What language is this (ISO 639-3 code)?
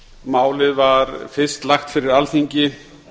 isl